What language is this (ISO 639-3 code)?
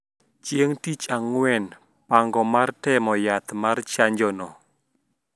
luo